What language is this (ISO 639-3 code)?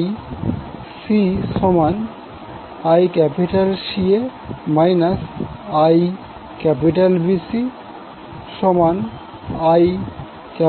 ben